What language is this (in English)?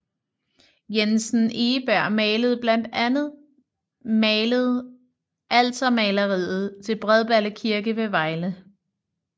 Danish